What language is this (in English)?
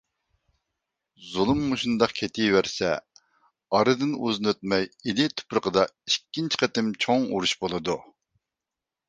Uyghur